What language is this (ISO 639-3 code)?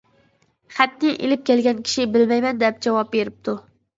uig